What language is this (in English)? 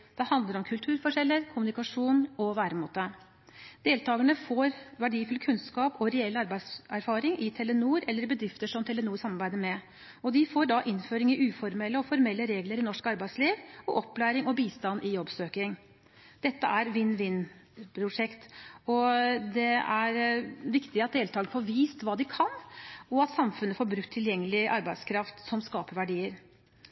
Norwegian Bokmål